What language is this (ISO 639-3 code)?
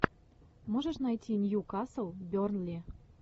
rus